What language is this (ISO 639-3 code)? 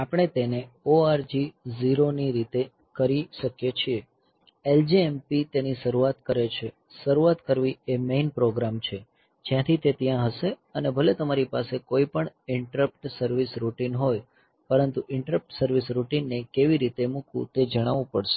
guj